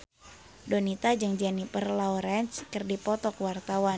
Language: Sundanese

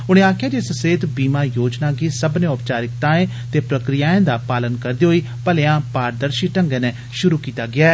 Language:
Dogri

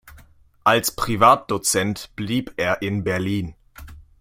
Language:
German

